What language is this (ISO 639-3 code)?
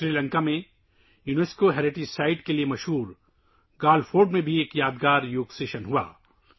urd